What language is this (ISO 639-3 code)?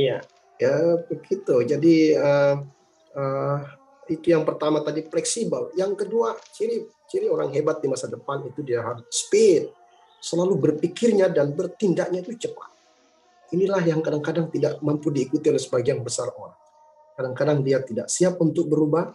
ind